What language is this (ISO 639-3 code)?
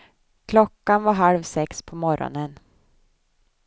swe